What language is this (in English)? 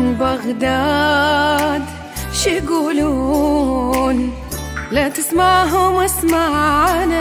Arabic